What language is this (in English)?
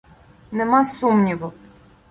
Ukrainian